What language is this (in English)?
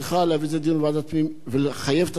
Hebrew